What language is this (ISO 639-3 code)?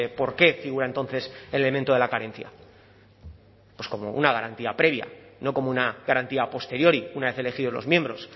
spa